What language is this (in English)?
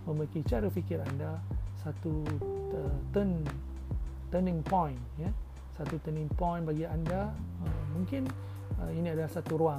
Malay